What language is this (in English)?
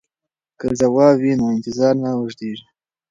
Pashto